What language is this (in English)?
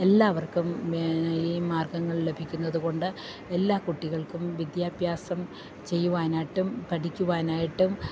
Malayalam